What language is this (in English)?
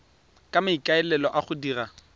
Tswana